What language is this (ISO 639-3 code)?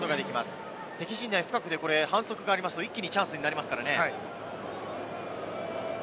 jpn